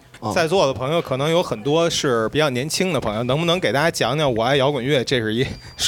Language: Chinese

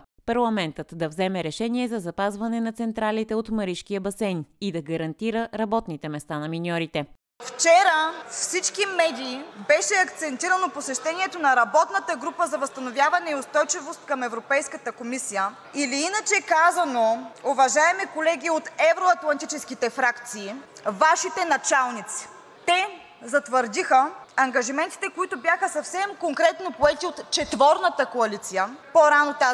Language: Bulgarian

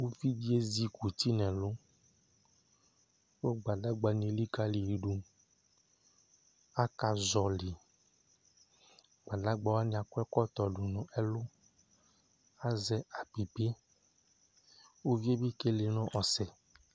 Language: Ikposo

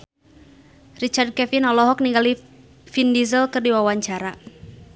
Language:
Sundanese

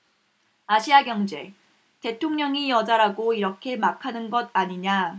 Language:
Korean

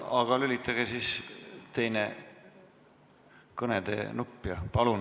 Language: Estonian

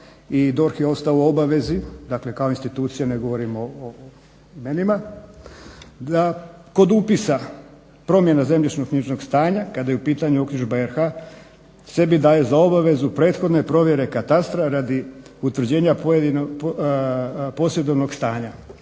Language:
Croatian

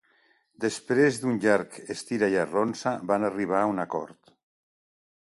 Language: Catalan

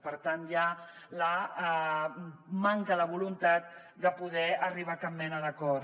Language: Catalan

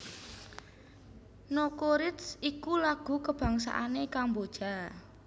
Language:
Javanese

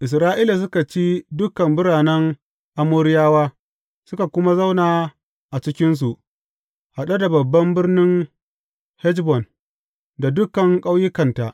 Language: Hausa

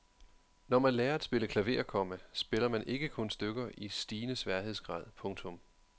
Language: Danish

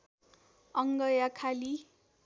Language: Nepali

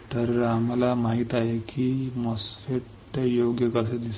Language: Marathi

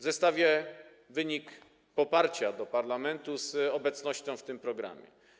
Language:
Polish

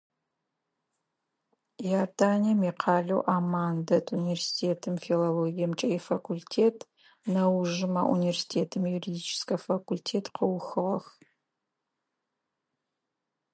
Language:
Adyghe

